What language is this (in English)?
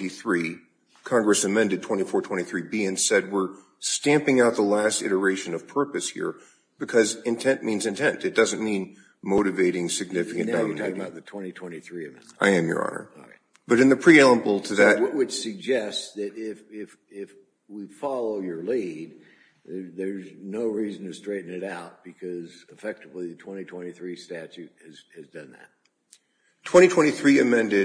English